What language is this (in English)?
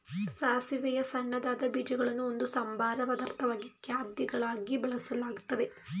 Kannada